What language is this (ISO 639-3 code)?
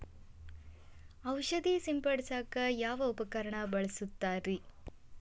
kan